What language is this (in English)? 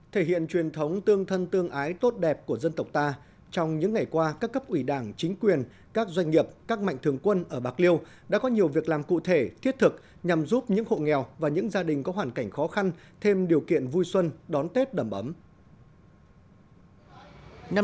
Vietnamese